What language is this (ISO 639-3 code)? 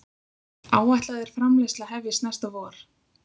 isl